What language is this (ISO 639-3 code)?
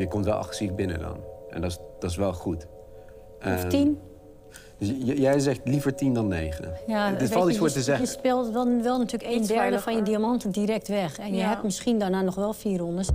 nld